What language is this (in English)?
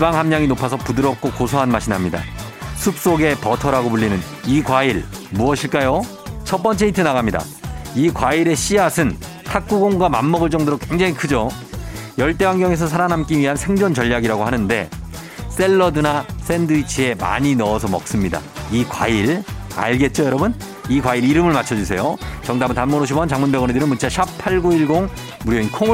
Korean